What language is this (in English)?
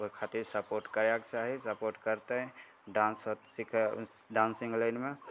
Maithili